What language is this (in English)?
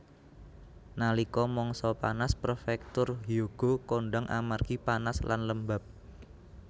Javanese